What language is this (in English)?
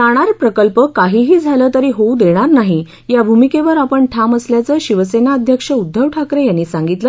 Marathi